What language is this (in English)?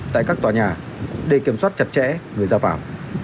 Vietnamese